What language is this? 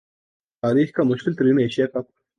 Urdu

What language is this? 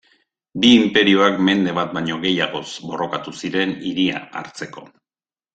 Basque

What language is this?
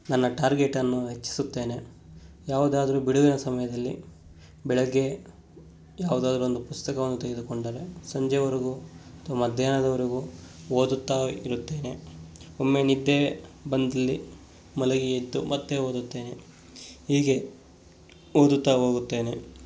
Kannada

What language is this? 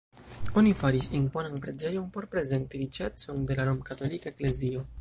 Esperanto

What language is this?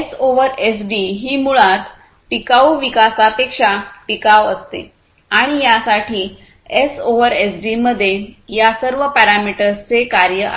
Marathi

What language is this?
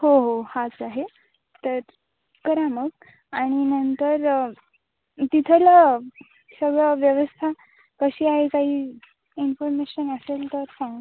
Marathi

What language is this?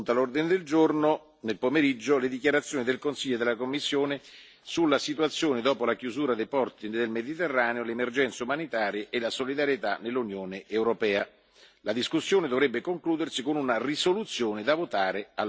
Italian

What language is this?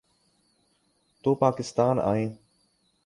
Urdu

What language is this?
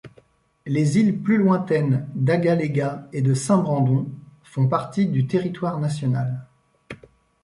French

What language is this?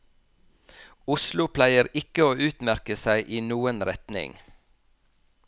Norwegian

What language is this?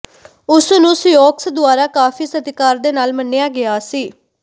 Punjabi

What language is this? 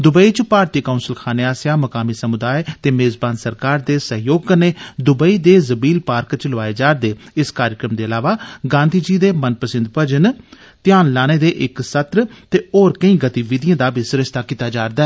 Dogri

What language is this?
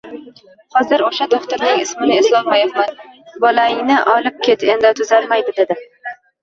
Uzbek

